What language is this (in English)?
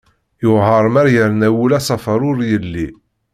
Kabyle